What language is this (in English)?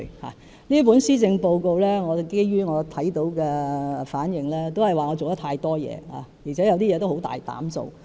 Cantonese